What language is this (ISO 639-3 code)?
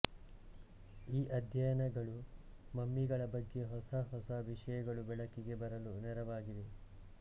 kan